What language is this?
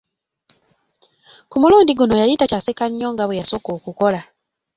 Ganda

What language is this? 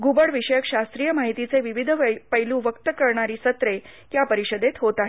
Marathi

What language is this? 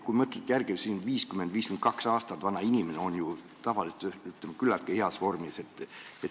Estonian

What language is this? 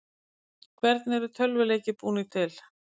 Icelandic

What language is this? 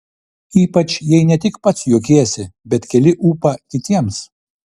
Lithuanian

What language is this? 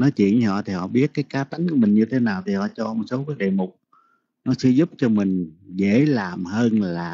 Vietnamese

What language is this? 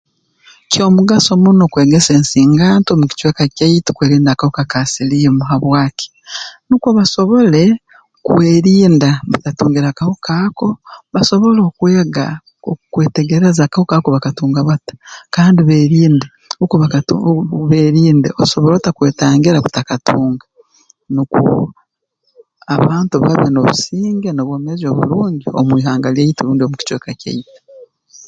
Tooro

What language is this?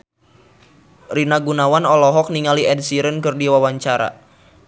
Sundanese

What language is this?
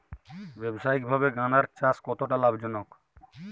Bangla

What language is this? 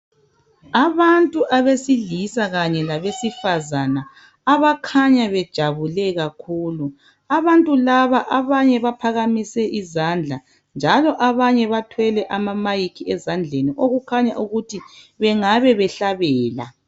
North Ndebele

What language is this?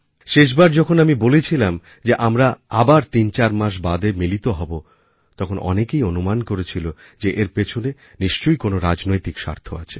Bangla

